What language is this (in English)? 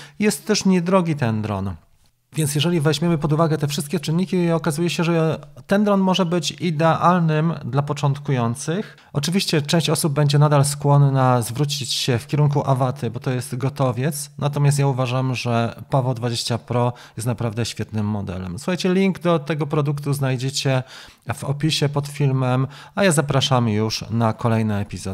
Polish